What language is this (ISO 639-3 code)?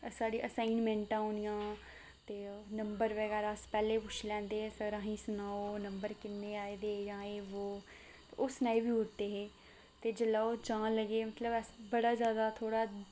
doi